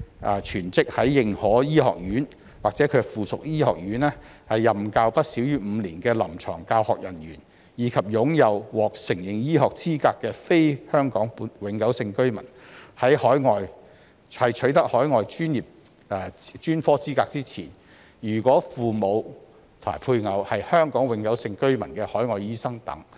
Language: Cantonese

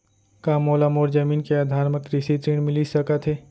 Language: Chhattisgarhi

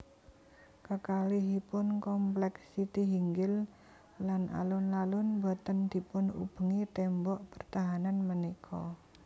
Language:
Javanese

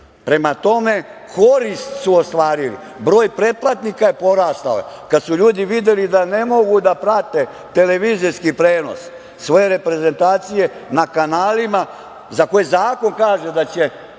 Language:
Serbian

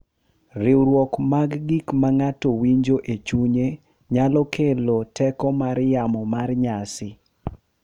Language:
Luo (Kenya and Tanzania)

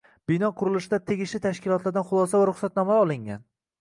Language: Uzbek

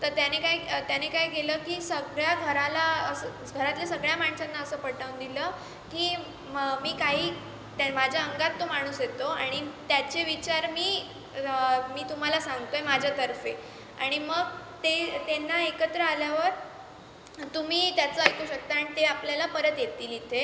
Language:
Marathi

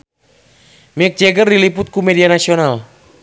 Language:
Sundanese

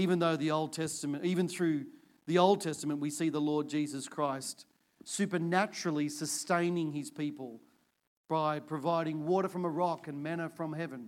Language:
English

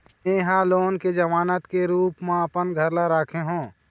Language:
Chhattisgarhi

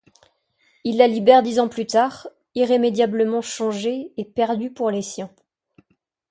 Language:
French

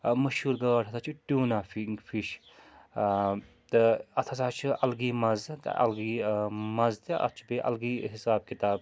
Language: Kashmiri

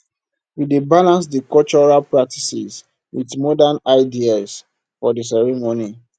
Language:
Nigerian Pidgin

